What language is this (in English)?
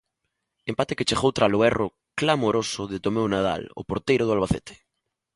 Galician